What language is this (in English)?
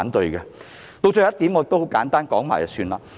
Cantonese